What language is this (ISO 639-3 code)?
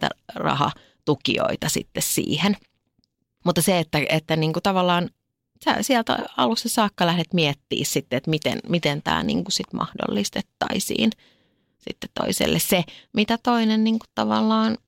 fin